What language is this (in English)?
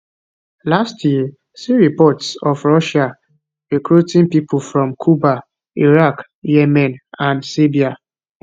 Nigerian Pidgin